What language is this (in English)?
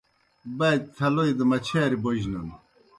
Kohistani Shina